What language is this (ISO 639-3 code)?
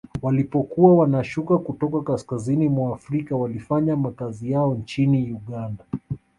swa